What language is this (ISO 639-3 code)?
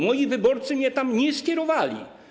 pol